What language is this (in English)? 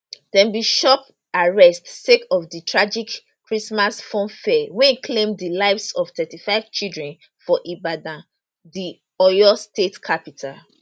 Nigerian Pidgin